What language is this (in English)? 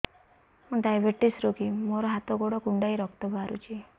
Odia